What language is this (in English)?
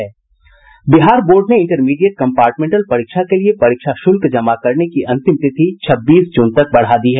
Hindi